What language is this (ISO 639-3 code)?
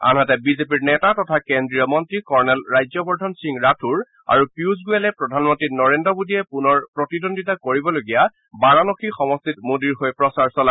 asm